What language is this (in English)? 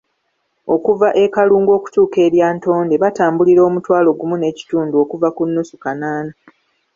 Ganda